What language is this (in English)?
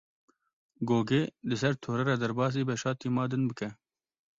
Kurdish